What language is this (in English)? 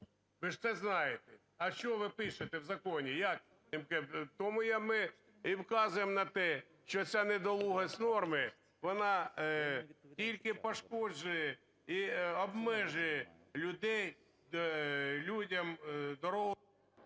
Ukrainian